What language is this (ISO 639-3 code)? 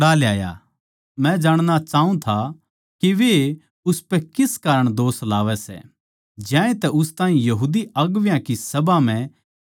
bgc